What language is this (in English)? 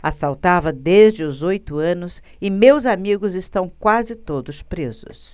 Portuguese